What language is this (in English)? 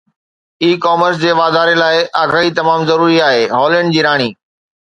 Sindhi